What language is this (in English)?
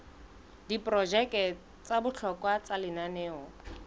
Southern Sotho